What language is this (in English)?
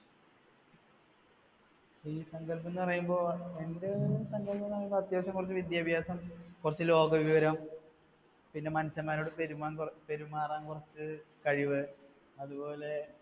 Malayalam